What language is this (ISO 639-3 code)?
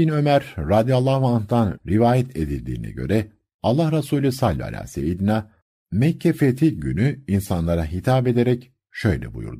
tur